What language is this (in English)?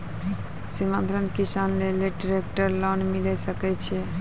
Maithili